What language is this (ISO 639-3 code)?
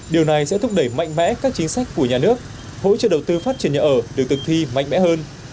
vie